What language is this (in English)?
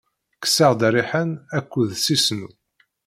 Kabyle